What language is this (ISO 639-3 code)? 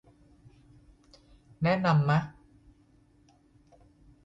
tha